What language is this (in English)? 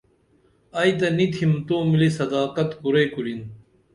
Dameli